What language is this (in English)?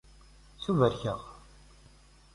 Kabyle